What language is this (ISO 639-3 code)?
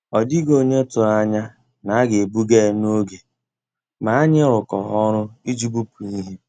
ibo